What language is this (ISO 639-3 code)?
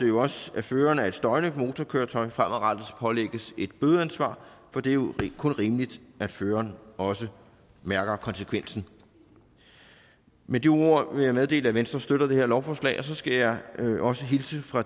dan